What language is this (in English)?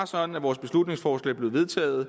Danish